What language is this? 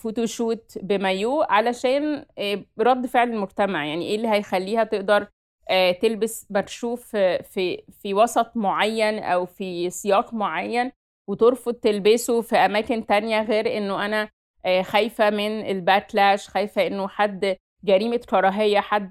Arabic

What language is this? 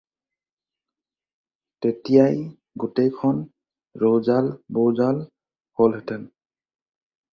Assamese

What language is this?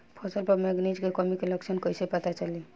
Bhojpuri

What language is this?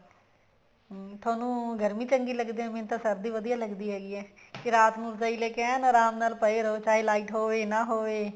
Punjabi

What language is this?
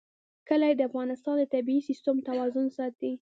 Pashto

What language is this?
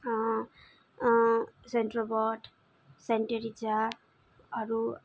Nepali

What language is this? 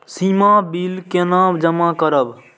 Maithili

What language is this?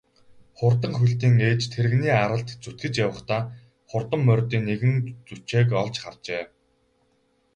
Mongolian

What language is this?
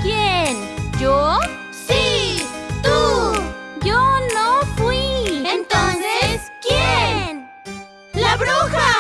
Spanish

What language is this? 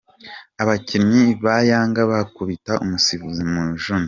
Kinyarwanda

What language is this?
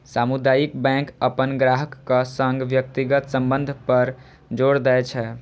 Maithili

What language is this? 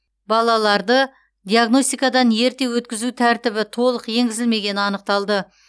Kazakh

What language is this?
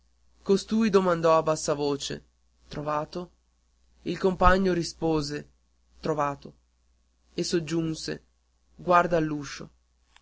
Italian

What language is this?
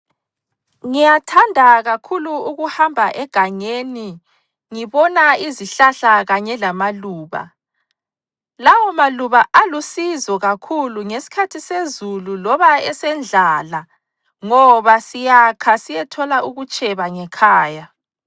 North Ndebele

